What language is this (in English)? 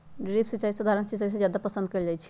Magahi